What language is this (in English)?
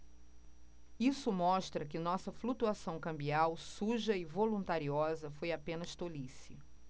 Portuguese